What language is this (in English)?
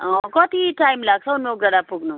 Nepali